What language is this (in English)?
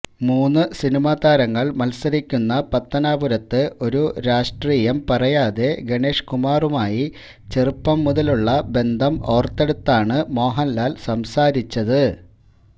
Malayalam